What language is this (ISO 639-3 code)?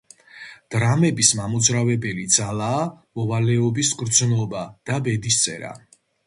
kat